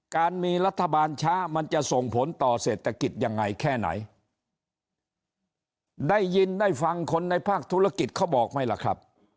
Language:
Thai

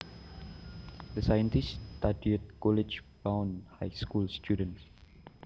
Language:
Javanese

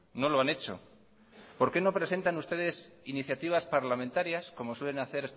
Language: Spanish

